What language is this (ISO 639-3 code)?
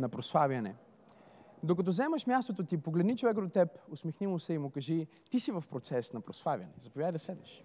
bul